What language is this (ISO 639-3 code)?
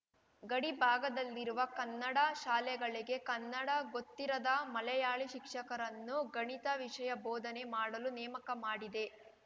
kan